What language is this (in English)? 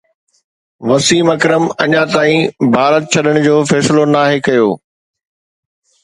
Sindhi